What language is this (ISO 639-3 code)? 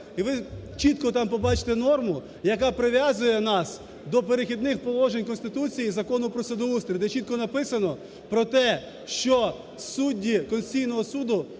ukr